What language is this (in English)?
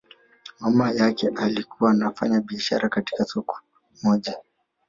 Swahili